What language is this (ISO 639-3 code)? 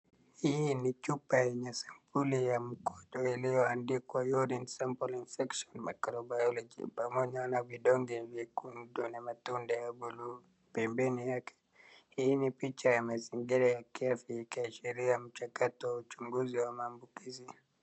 swa